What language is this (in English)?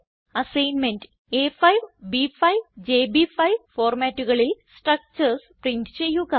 Malayalam